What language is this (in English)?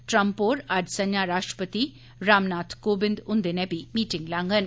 Dogri